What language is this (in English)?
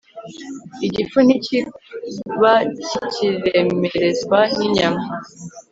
Kinyarwanda